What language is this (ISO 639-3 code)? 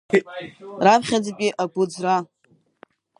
abk